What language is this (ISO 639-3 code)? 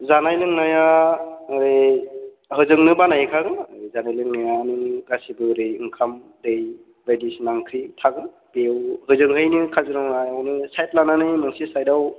brx